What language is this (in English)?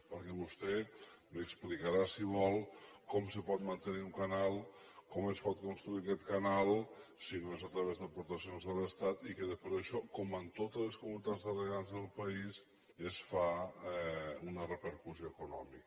Catalan